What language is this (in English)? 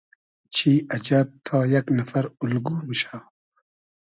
Hazaragi